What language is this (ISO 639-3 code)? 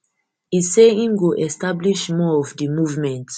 pcm